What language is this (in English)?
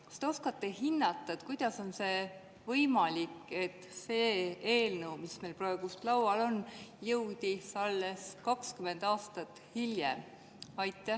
Estonian